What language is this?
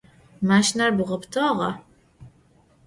Adyghe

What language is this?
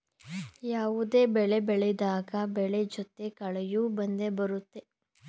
Kannada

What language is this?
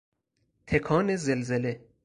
Persian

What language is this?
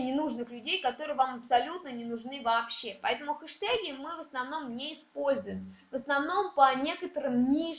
Russian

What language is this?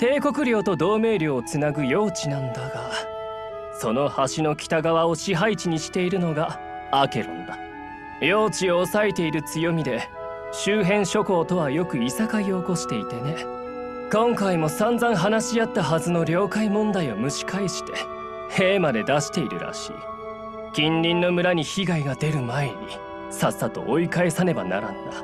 Japanese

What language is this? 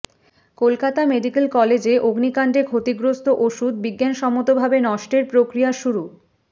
Bangla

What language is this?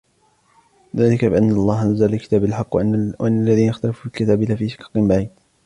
Arabic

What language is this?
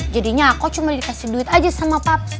Indonesian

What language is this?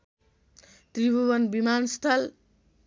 Nepali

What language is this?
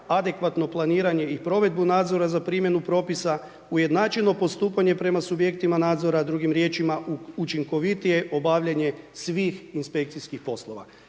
Croatian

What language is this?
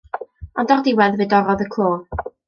Welsh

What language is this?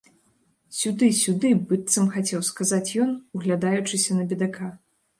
Belarusian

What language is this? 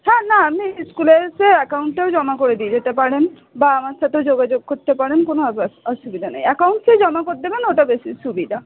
Bangla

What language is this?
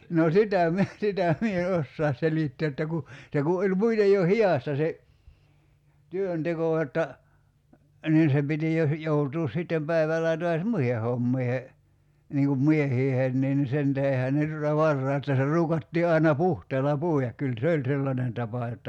Finnish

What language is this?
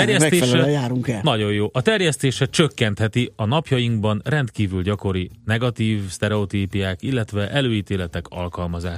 Hungarian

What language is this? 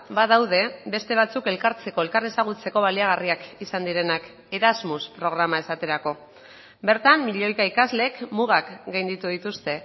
Basque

